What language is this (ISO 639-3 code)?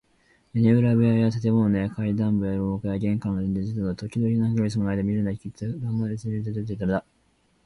jpn